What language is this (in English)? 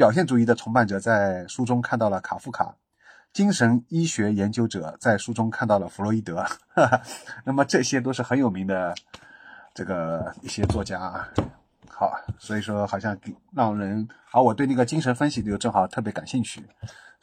Chinese